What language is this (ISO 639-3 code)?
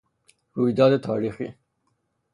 fas